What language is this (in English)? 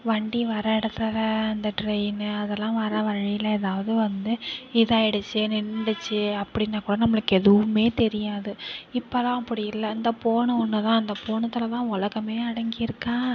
Tamil